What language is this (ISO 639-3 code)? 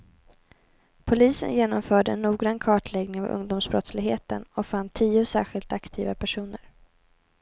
swe